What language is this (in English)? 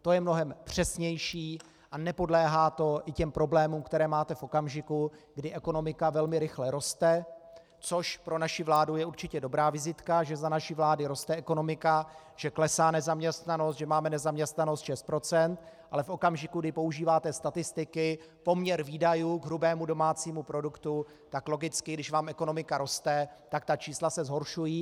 Czech